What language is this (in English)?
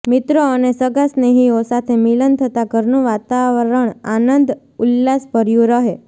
Gujarati